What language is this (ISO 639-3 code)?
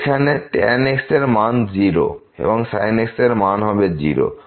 ben